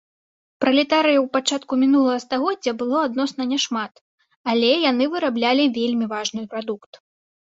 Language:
Belarusian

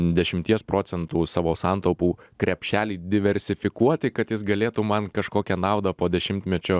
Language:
Lithuanian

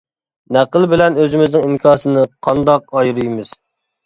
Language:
Uyghur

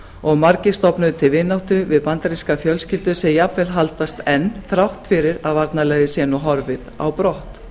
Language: Icelandic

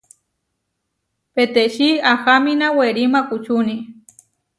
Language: Huarijio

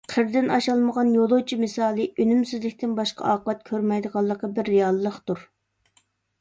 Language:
Uyghur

